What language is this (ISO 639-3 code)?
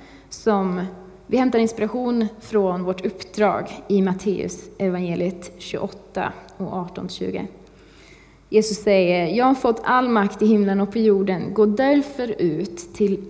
swe